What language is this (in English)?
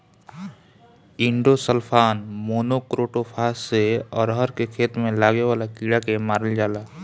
Bhojpuri